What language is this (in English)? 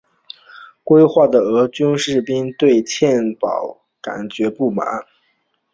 Chinese